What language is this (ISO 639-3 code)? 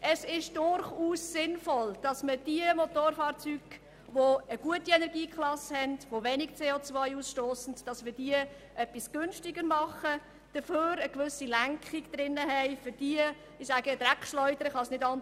gsw